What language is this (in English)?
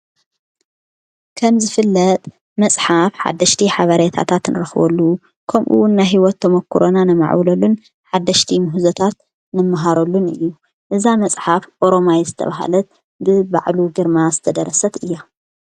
Tigrinya